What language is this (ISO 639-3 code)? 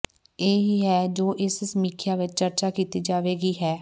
pan